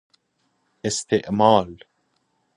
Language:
Persian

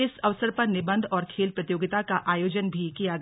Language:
Hindi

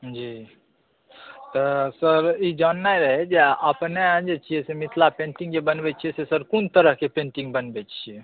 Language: Maithili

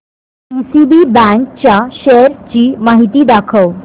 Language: Marathi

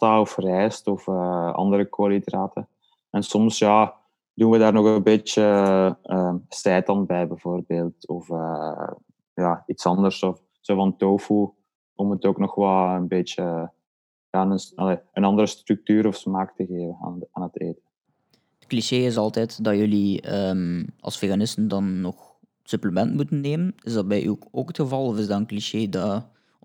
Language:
Dutch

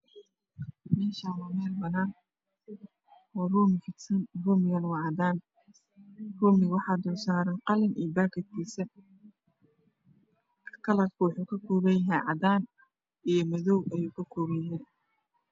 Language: Somali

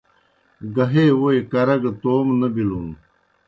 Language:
Kohistani Shina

